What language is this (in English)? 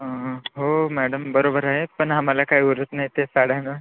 Marathi